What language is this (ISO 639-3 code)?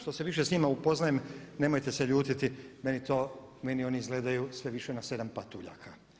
hrv